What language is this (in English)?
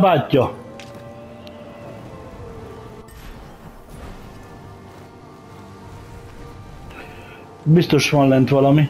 Hungarian